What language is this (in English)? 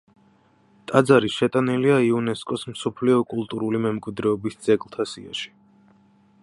Georgian